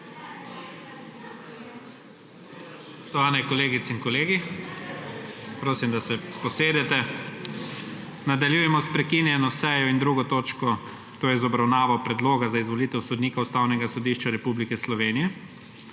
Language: Slovenian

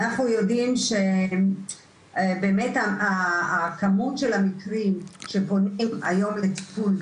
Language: Hebrew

